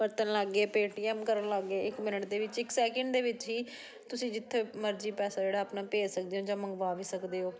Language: Punjabi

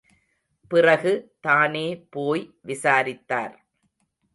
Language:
Tamil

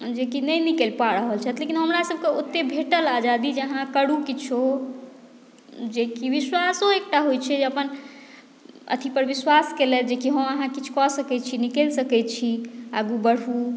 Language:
Maithili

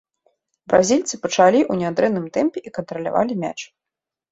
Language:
Belarusian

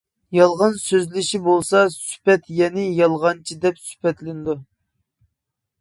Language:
Uyghur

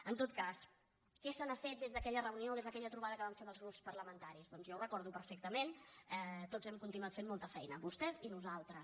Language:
Catalan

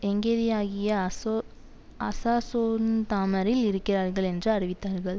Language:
Tamil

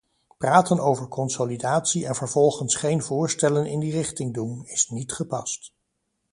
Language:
Dutch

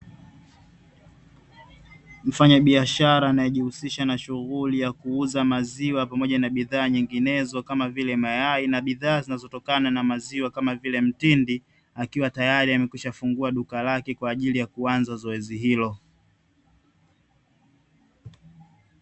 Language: Swahili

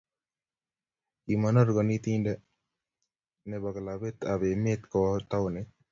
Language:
Kalenjin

